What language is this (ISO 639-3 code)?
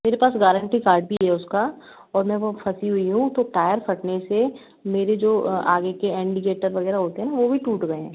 hin